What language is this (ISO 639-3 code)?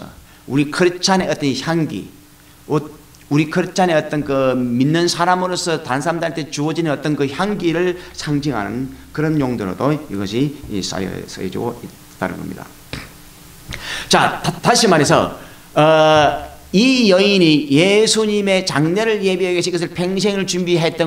kor